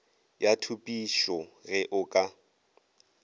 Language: Northern Sotho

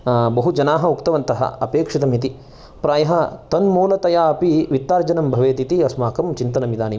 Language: Sanskrit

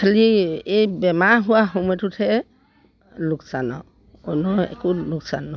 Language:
Assamese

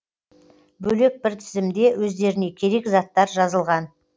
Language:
Kazakh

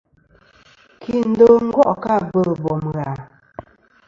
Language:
Kom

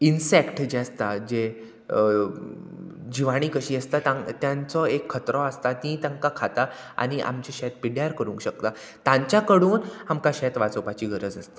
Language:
Konkani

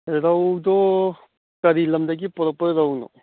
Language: Manipuri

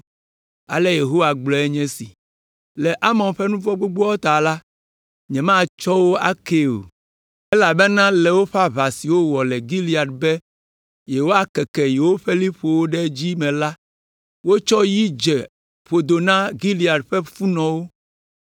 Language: Ewe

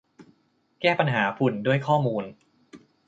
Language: Thai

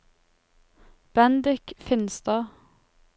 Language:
Norwegian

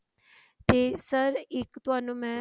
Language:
Punjabi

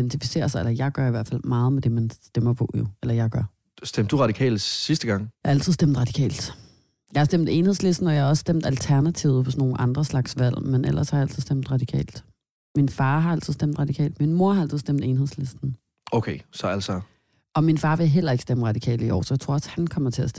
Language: Danish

